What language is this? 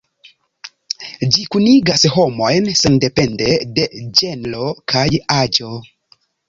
Esperanto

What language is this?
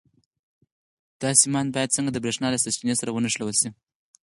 Pashto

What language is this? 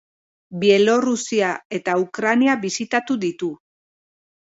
Basque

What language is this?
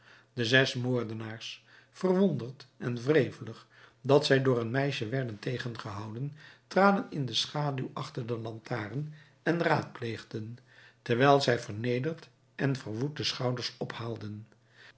Dutch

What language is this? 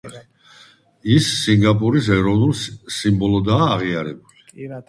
Georgian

